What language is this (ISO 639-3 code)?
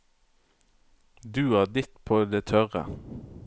nor